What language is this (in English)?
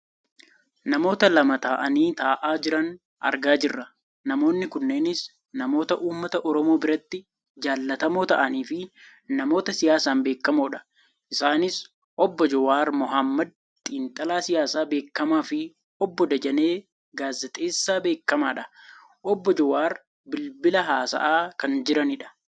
Oromo